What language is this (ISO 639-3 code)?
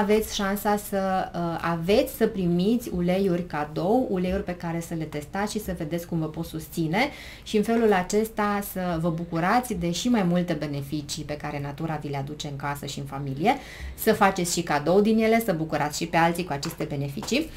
ron